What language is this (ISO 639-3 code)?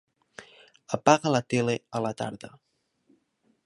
cat